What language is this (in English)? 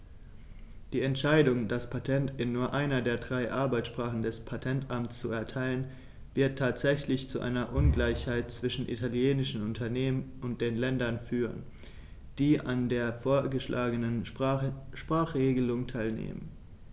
German